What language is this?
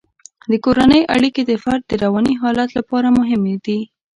Pashto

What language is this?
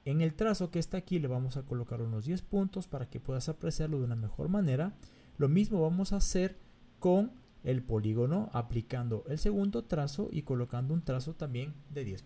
Spanish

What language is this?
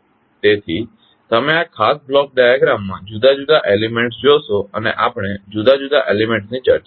Gujarati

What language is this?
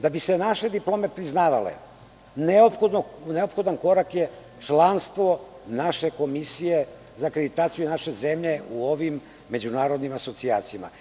Serbian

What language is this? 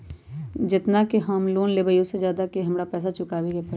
Magahi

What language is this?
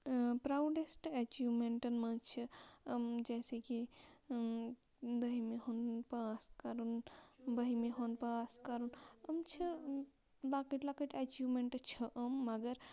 Kashmiri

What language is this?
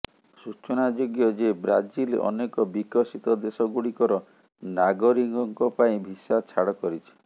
Odia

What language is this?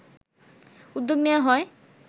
Bangla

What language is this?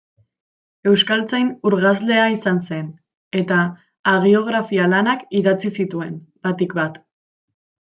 Basque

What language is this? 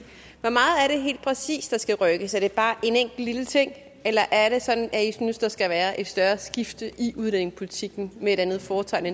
Danish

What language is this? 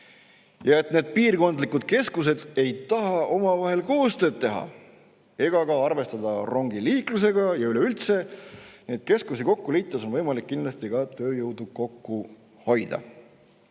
Estonian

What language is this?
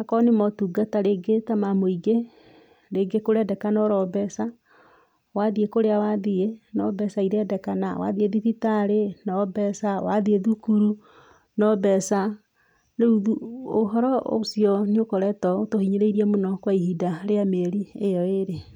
Kikuyu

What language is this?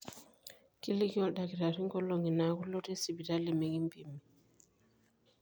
Masai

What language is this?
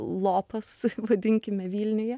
Lithuanian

